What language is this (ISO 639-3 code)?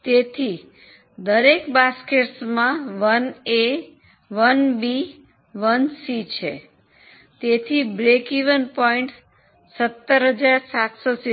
guj